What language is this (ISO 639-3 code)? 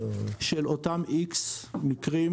heb